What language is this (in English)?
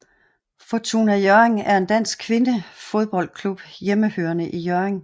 Danish